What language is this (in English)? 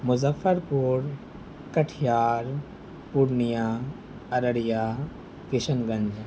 Urdu